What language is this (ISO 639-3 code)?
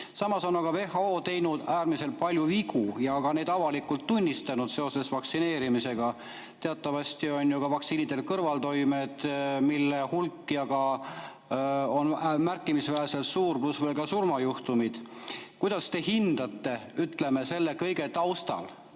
est